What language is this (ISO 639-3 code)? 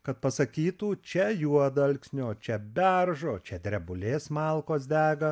lit